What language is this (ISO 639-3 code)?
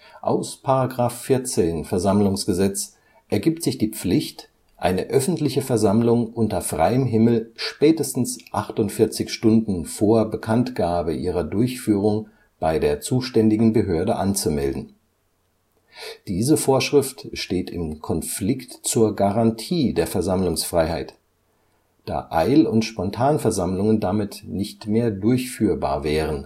deu